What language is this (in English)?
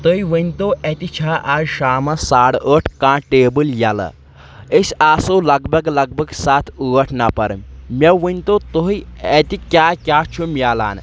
Kashmiri